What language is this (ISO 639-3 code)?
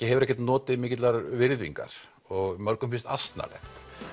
isl